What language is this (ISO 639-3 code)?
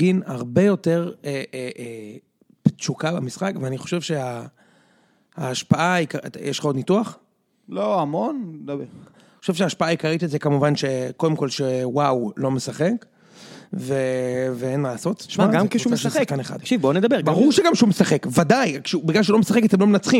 heb